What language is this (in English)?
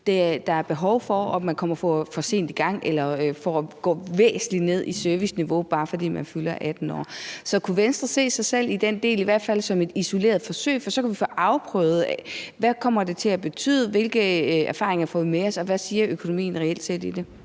Danish